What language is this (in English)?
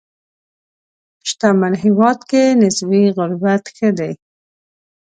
Pashto